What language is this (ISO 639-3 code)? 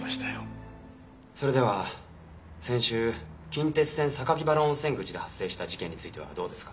jpn